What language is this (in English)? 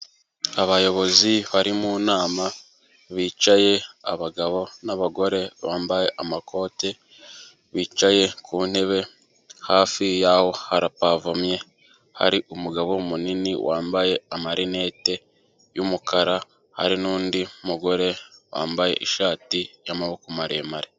Kinyarwanda